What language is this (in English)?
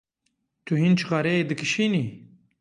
Kurdish